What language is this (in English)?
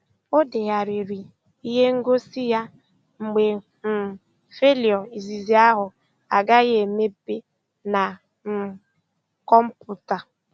Igbo